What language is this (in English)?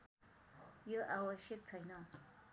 Nepali